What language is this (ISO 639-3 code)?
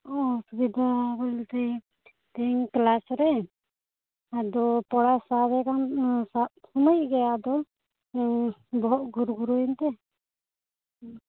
sat